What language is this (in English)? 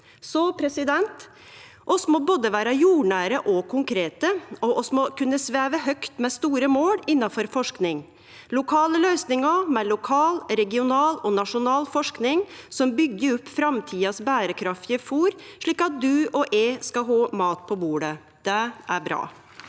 Norwegian